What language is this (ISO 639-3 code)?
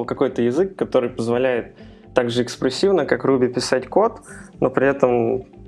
rus